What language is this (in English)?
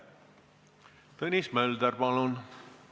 Estonian